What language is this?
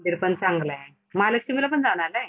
Marathi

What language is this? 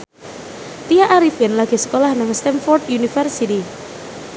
Javanese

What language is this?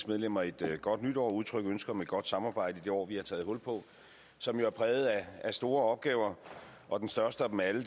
Danish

